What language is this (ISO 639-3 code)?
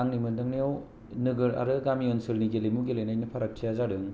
brx